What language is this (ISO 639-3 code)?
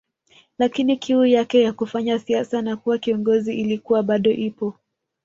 swa